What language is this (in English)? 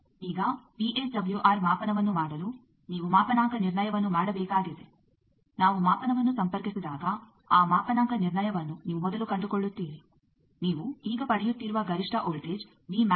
Kannada